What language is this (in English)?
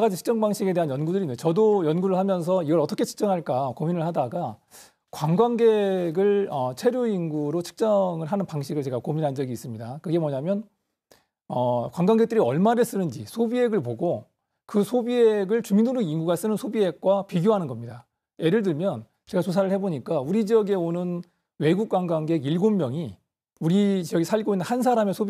Korean